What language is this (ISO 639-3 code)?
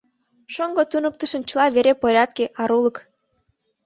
chm